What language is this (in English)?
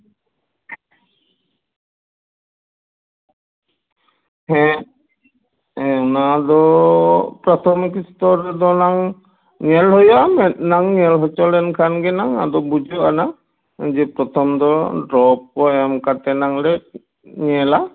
Santali